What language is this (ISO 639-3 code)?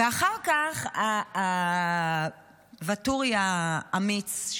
heb